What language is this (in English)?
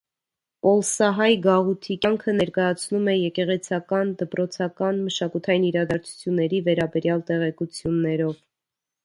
Armenian